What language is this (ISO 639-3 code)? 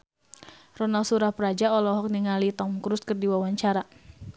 sun